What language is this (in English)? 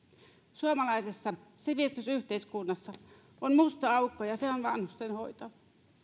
Finnish